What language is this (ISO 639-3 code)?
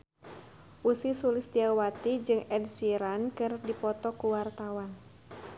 sun